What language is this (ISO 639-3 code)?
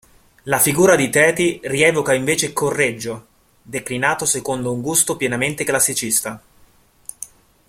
ita